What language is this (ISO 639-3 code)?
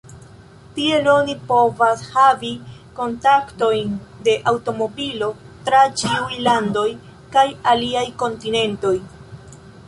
epo